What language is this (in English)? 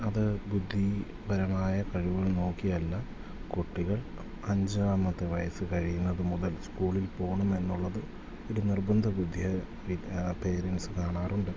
Malayalam